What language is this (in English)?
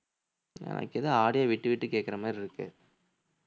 Tamil